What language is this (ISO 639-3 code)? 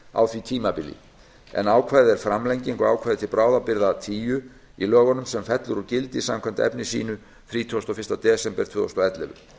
isl